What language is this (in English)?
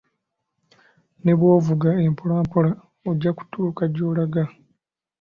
Ganda